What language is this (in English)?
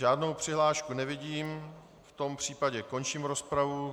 Czech